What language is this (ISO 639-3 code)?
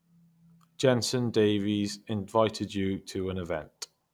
eng